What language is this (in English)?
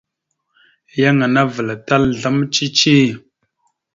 Mada (Cameroon)